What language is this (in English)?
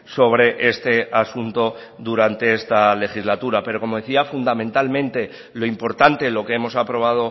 Spanish